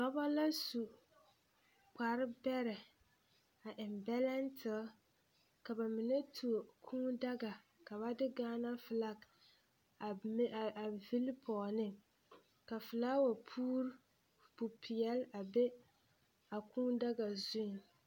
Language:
Southern Dagaare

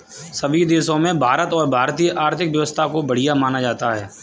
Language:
Hindi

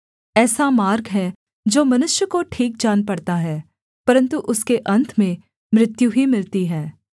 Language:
Hindi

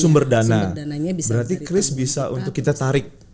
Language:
Indonesian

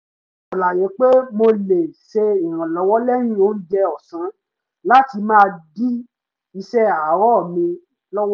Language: Yoruba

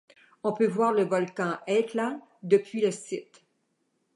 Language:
French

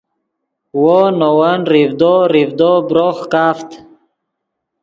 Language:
Yidgha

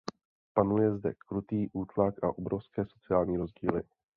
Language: Czech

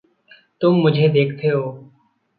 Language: Hindi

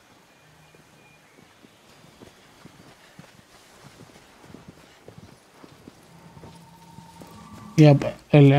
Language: Arabic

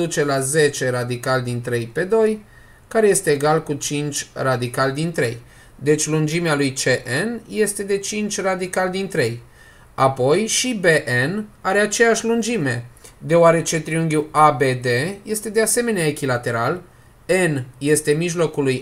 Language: Romanian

